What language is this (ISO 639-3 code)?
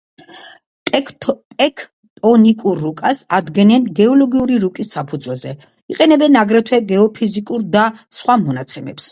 kat